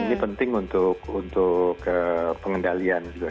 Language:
Indonesian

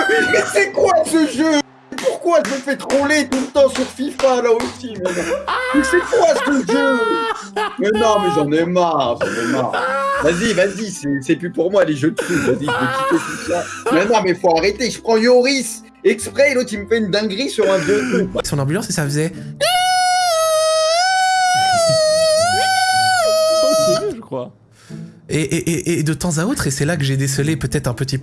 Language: French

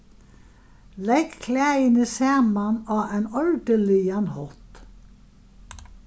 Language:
Faroese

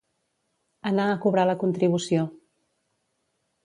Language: Catalan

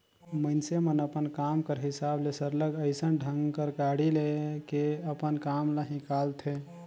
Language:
Chhattisgarhi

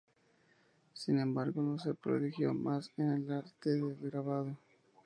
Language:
Spanish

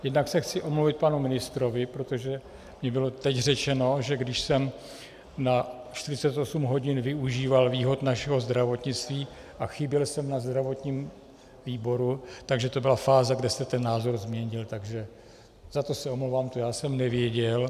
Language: Czech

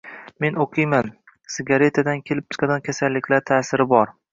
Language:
Uzbek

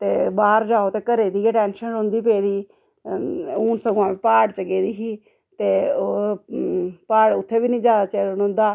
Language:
Dogri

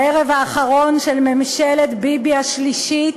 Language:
Hebrew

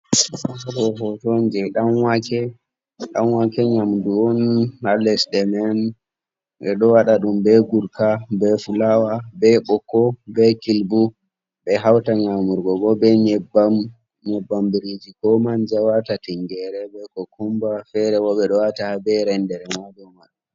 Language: Fula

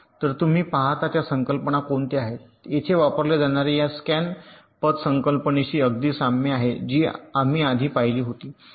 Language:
Marathi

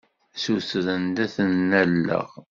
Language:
Kabyle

